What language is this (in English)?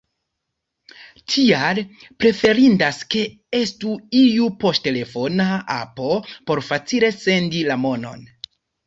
Esperanto